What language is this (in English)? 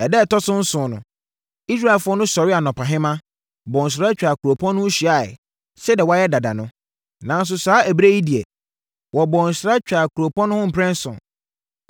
Akan